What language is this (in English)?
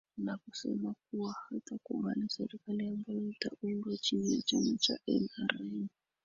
Swahili